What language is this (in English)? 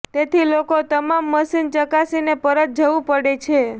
Gujarati